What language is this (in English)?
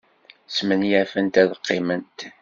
Kabyle